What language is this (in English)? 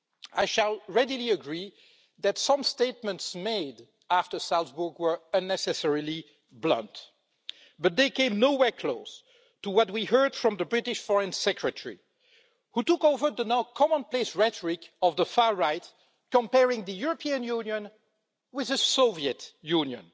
English